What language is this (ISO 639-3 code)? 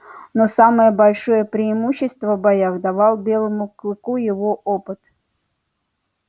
rus